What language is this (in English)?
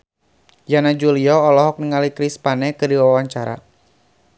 Sundanese